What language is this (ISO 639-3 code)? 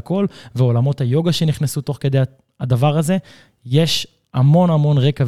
heb